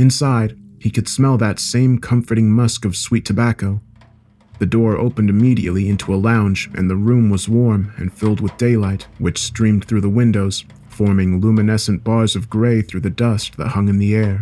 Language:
English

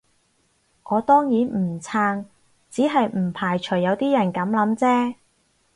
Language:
Cantonese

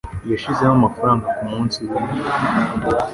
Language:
Kinyarwanda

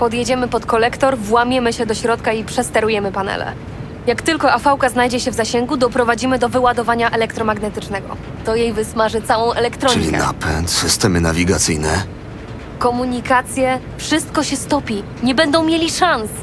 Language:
Polish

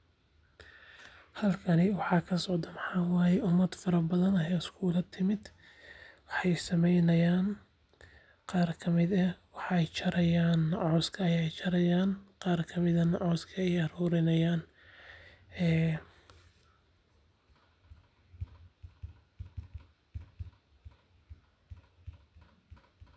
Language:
Somali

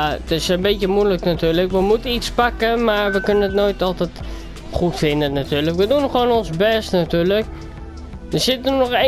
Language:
Dutch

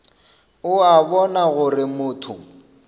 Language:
Northern Sotho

